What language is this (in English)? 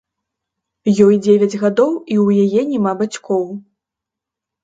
Belarusian